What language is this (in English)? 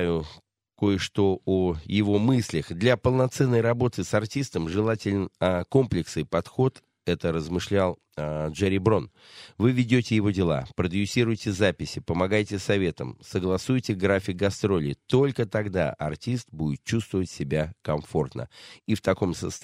Russian